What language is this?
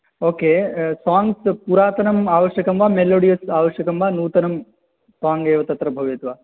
Sanskrit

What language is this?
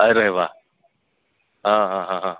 Gujarati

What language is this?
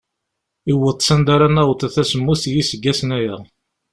Kabyle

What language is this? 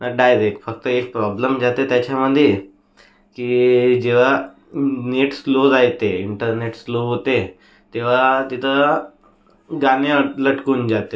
Marathi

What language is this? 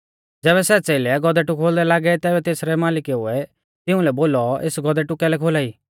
Mahasu Pahari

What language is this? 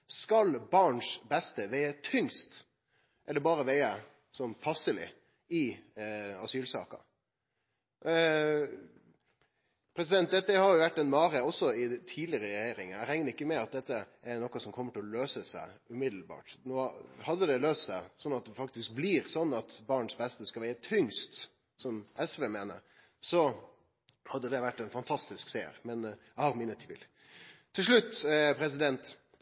Norwegian Nynorsk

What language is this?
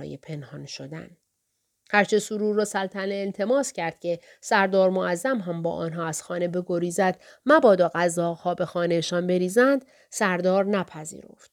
Persian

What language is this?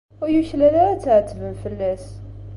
Kabyle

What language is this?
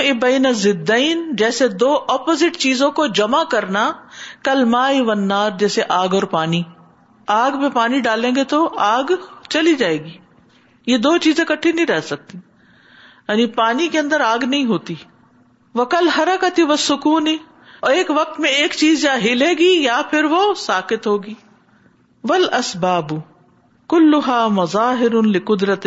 Urdu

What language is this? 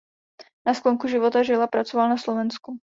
Czech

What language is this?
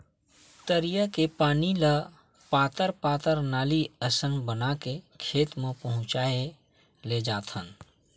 Chhattisgarhi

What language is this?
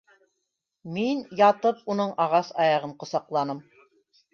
Bashkir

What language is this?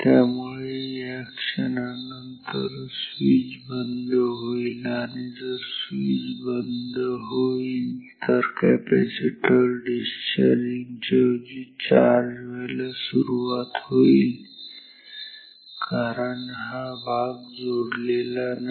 Marathi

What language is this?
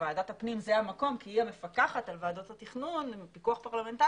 Hebrew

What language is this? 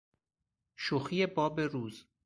Persian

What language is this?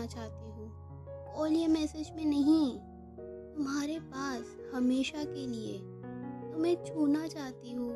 Hindi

